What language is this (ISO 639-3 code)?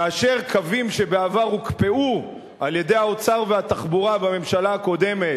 heb